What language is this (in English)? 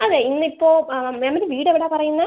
Malayalam